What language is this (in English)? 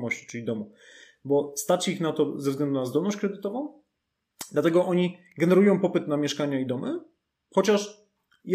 Polish